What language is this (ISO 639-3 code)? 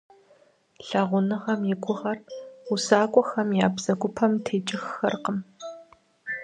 kbd